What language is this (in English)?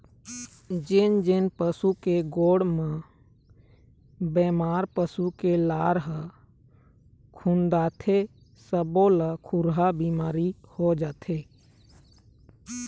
Chhattisgarhi